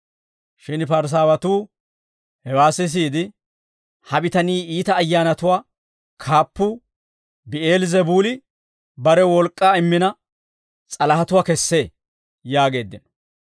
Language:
Dawro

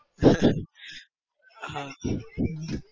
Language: Gujarati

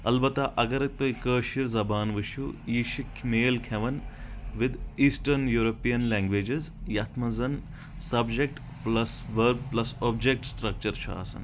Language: Kashmiri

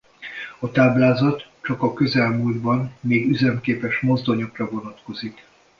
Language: Hungarian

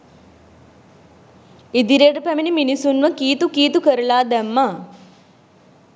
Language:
Sinhala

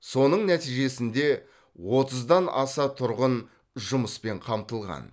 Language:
Kazakh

